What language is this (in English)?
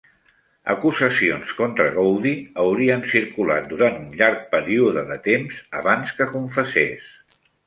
Catalan